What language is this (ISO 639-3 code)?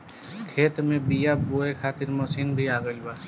bho